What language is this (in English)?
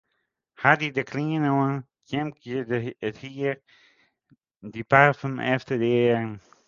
Western Frisian